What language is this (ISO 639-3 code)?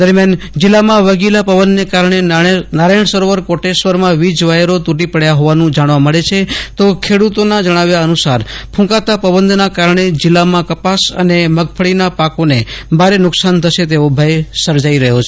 guj